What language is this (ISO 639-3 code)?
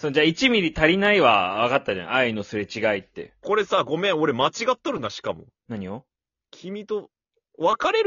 jpn